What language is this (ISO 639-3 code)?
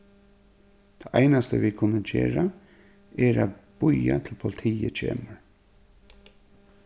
fao